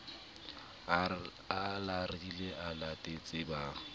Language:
Southern Sotho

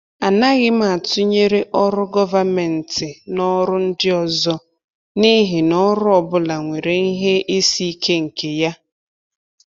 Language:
Igbo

